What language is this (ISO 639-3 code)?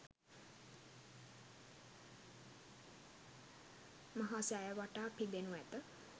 sin